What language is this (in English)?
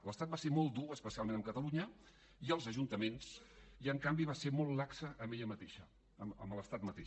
Catalan